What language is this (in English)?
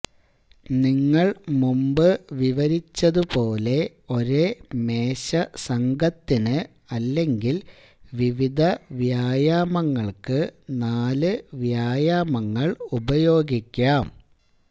Malayalam